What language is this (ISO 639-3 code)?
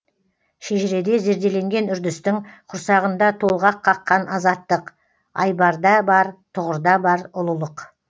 kaz